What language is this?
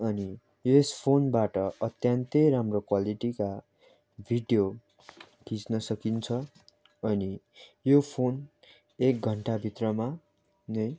Nepali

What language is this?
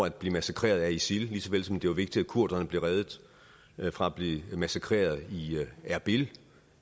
Danish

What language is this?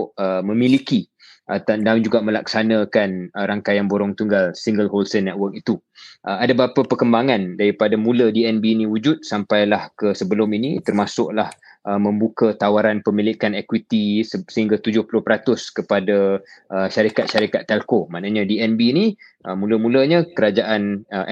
Malay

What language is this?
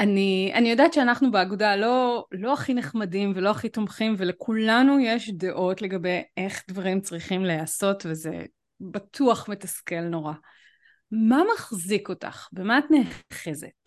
Hebrew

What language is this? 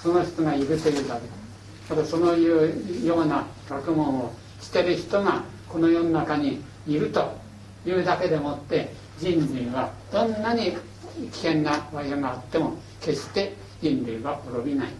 Japanese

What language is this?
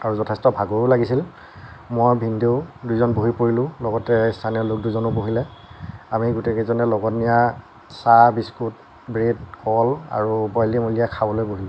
Assamese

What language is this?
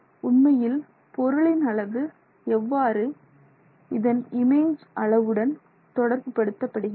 Tamil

